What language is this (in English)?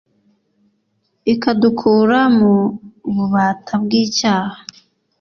Kinyarwanda